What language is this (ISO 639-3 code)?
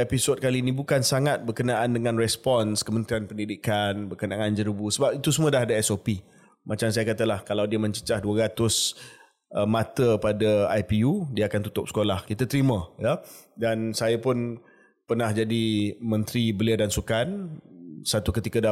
msa